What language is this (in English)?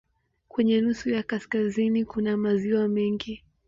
Swahili